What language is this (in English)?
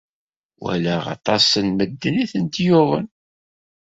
Kabyle